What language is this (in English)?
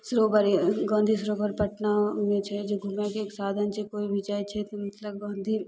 Maithili